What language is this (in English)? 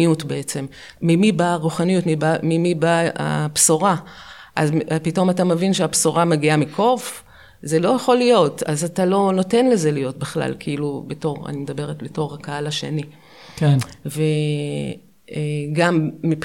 Hebrew